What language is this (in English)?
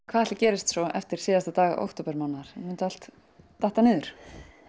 Icelandic